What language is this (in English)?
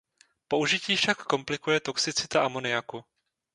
Czech